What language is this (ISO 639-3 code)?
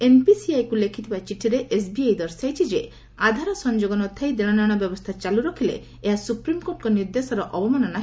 ori